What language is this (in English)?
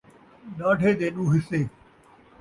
Saraiki